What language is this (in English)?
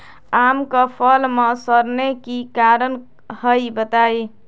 Magahi